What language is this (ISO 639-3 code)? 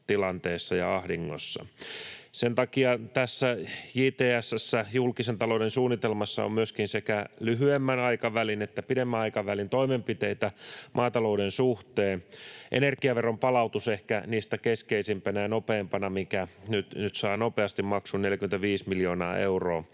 fin